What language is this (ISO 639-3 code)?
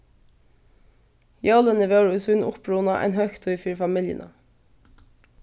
fao